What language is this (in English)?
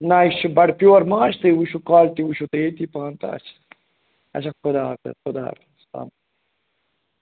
Kashmiri